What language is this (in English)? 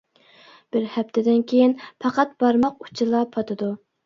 Uyghur